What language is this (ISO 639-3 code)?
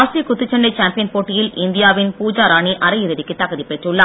tam